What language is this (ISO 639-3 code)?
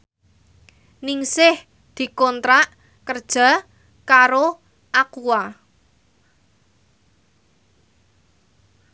jav